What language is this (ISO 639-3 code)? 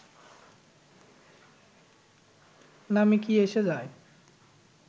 ben